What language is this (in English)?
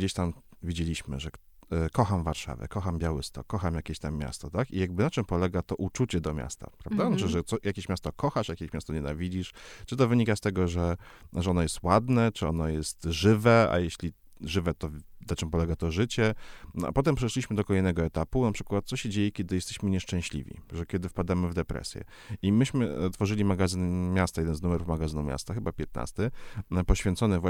Polish